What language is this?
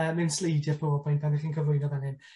Welsh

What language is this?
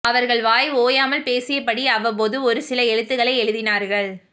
Tamil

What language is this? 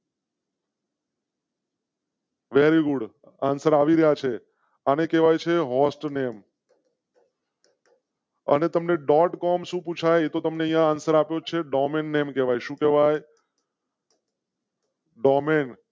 Gujarati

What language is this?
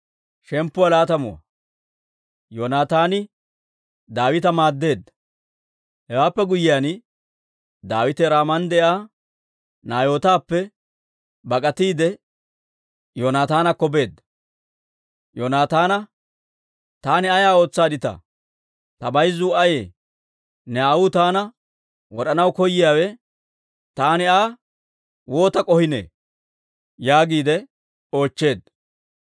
Dawro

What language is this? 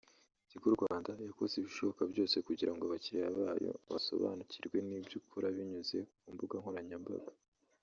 Kinyarwanda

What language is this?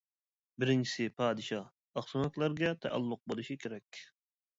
Uyghur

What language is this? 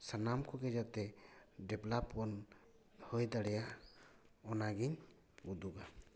Santali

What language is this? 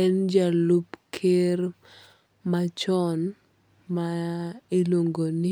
Luo (Kenya and Tanzania)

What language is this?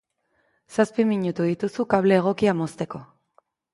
Basque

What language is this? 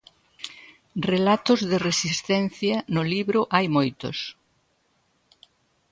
Galician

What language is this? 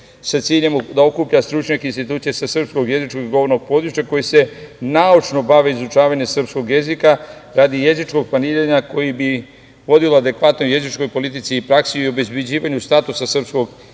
Serbian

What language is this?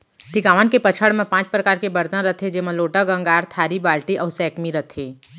Chhattisgarhi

